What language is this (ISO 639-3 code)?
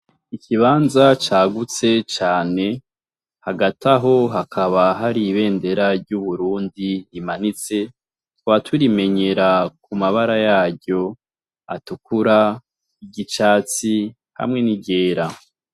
run